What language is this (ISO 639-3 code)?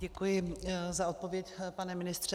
ces